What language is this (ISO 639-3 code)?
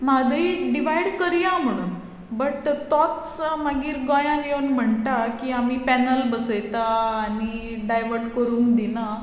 kok